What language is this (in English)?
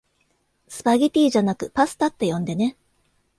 Japanese